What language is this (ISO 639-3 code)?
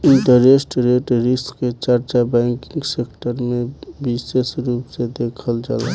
bho